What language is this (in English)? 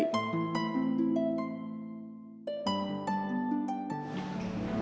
Indonesian